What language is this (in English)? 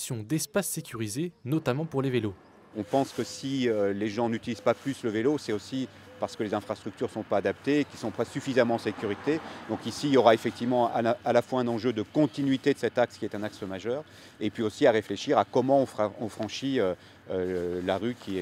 French